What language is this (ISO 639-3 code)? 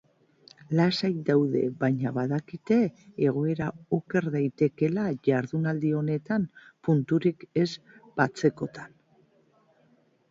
eus